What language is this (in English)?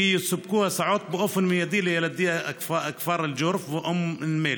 Hebrew